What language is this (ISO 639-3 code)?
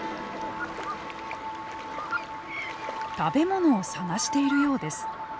jpn